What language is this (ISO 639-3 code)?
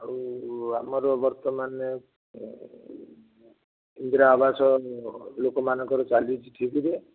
ori